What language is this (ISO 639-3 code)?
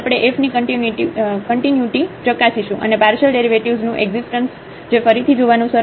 guj